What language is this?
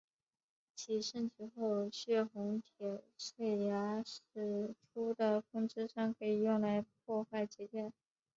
Chinese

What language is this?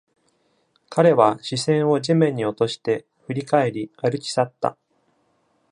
Japanese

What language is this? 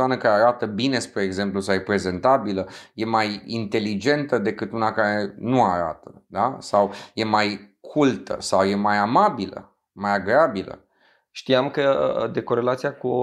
Romanian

